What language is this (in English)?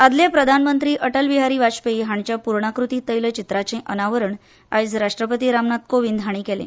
Konkani